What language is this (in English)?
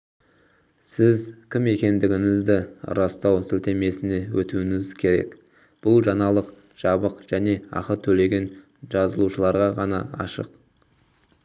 Kazakh